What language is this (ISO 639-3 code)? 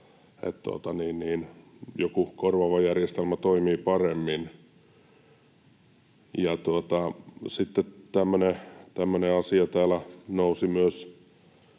fin